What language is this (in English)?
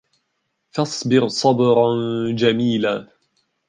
Arabic